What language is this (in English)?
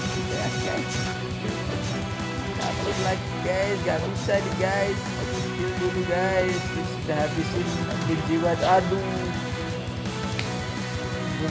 Indonesian